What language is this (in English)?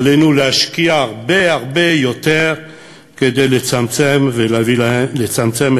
Hebrew